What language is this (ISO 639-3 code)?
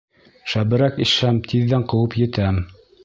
bak